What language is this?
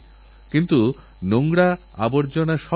Bangla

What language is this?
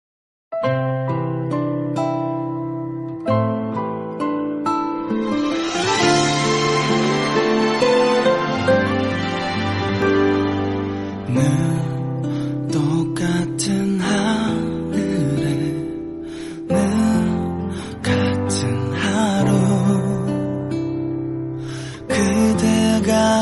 Korean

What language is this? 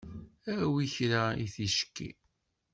Kabyle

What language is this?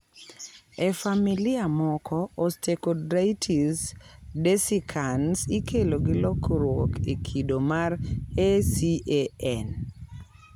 Luo (Kenya and Tanzania)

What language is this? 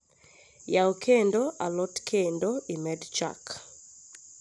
Luo (Kenya and Tanzania)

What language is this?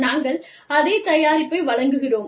Tamil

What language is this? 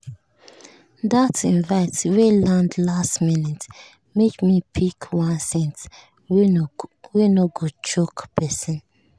Nigerian Pidgin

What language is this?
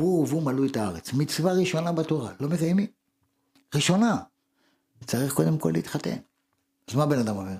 Hebrew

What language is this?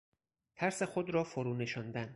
Persian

